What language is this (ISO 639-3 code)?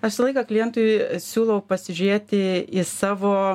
lit